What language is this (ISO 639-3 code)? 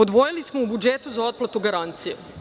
srp